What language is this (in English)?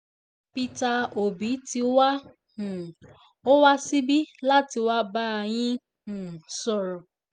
Yoruba